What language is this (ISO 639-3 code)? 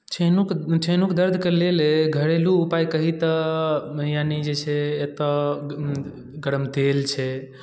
mai